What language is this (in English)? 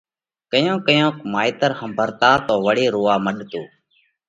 Parkari Koli